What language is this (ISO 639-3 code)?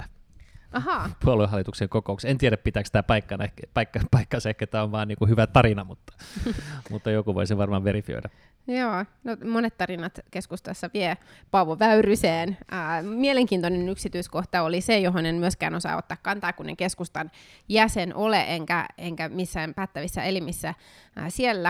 fin